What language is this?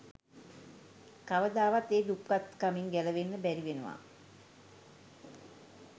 Sinhala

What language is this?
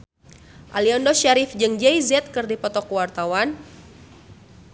Sundanese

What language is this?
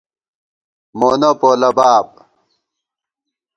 Gawar-Bati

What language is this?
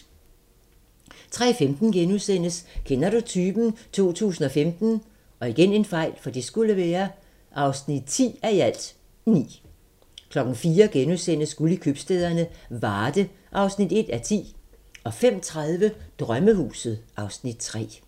Danish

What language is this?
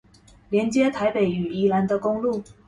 Chinese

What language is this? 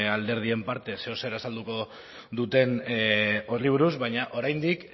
Basque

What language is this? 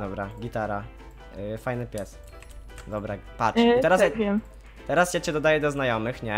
Polish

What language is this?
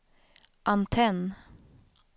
Swedish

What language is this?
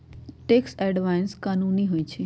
Magahi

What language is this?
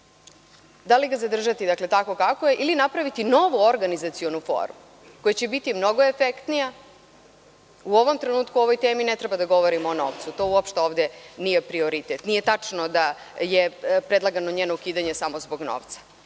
Serbian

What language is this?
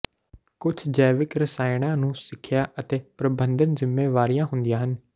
Punjabi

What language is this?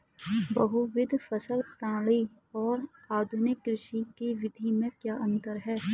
Hindi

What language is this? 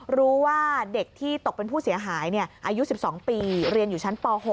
Thai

